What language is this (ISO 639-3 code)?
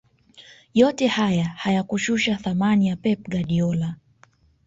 swa